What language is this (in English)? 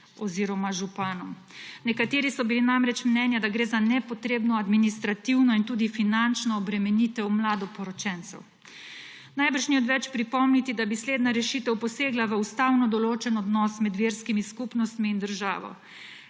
Slovenian